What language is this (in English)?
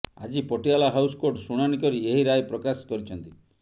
Odia